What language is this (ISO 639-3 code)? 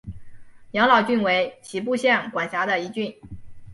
zho